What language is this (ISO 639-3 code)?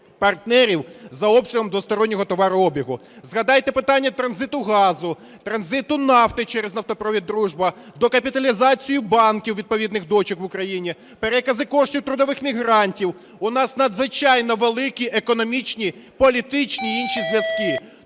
ukr